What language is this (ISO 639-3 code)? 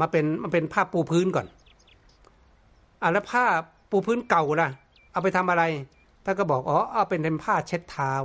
tha